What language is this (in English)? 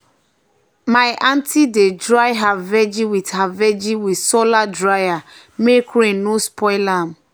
Nigerian Pidgin